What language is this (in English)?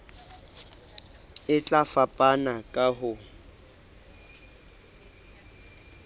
Southern Sotho